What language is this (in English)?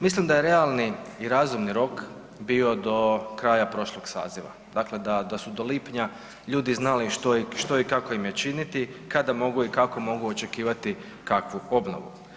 Croatian